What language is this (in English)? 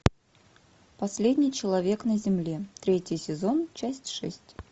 Russian